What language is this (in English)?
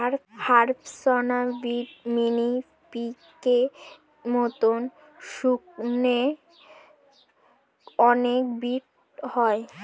Bangla